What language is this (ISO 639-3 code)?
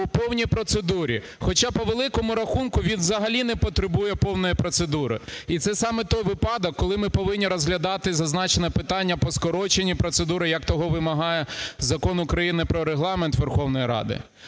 ukr